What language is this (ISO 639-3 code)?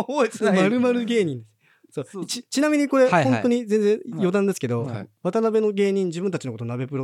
jpn